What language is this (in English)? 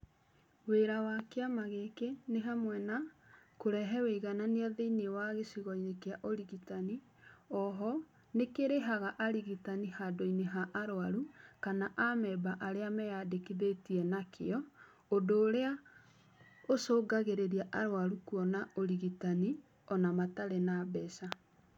Kikuyu